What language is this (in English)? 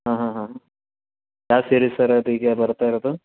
Kannada